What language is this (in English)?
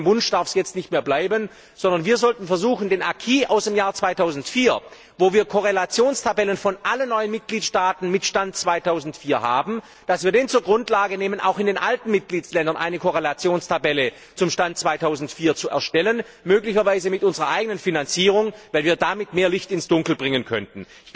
German